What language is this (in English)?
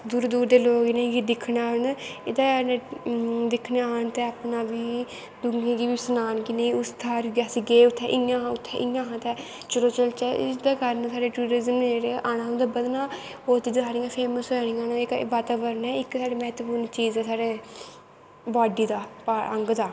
Dogri